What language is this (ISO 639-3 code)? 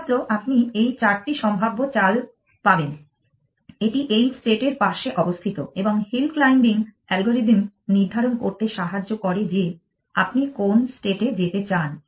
ben